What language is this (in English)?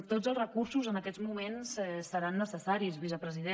Catalan